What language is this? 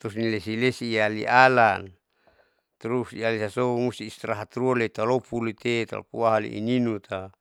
Saleman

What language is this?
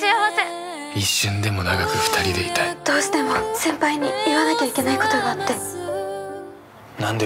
Japanese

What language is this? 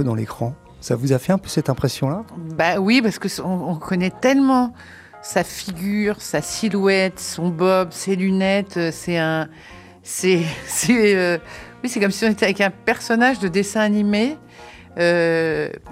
French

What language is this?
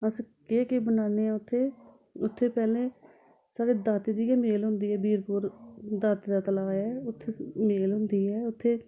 Dogri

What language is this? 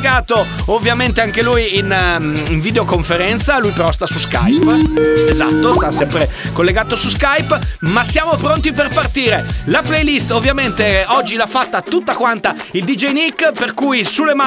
Italian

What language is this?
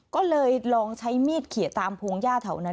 Thai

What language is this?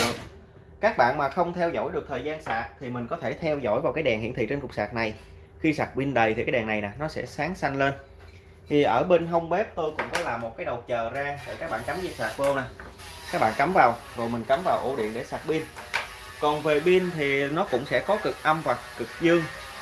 Vietnamese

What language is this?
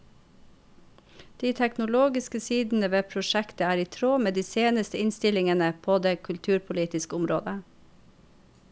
Norwegian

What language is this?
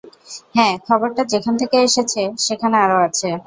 Bangla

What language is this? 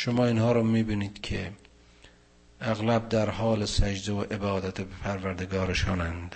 Persian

